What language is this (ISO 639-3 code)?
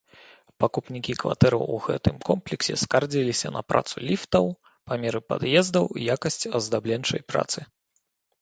bel